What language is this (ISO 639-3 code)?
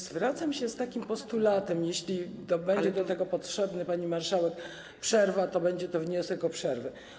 pol